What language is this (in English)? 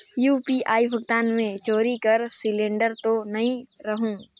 Chhattisgarhi